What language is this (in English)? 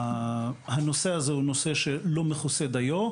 Hebrew